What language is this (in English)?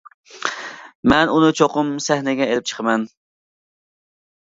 Uyghur